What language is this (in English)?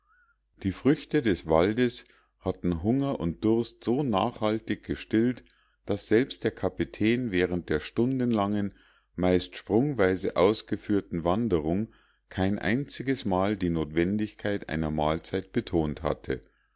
German